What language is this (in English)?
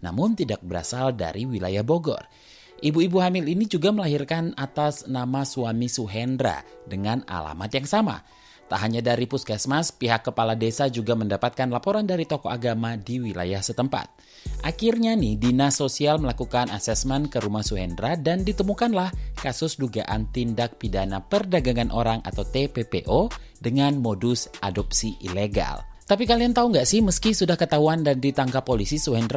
Indonesian